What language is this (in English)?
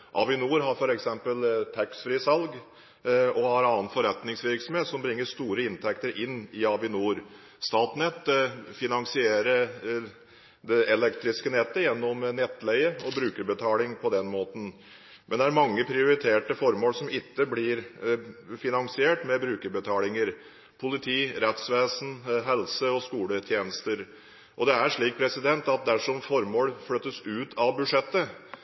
Norwegian Bokmål